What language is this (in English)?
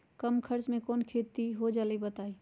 Magahi